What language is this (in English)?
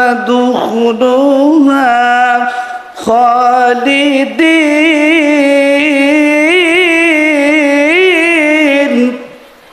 Arabic